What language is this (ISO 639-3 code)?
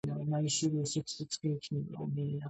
kat